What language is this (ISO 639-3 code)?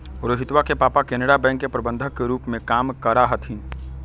mag